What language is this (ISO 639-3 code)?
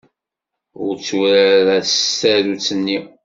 kab